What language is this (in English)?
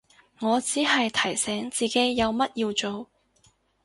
Cantonese